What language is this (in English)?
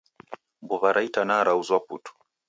Taita